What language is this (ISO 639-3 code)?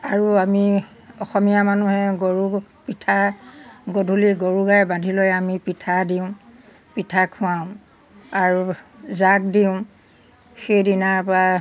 asm